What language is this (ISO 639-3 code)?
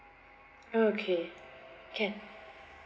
eng